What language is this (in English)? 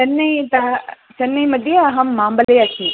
Sanskrit